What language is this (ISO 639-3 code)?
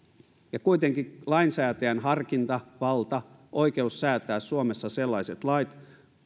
fin